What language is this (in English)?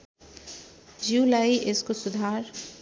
Nepali